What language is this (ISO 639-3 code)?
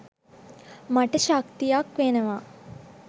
sin